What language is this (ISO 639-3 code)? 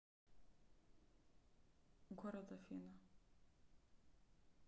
rus